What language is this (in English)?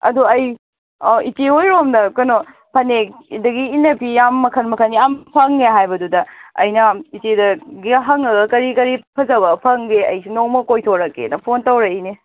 Manipuri